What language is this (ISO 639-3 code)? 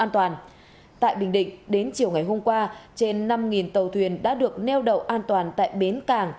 vie